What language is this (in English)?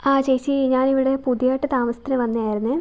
Malayalam